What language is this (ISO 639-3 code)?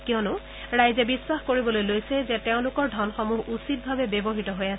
asm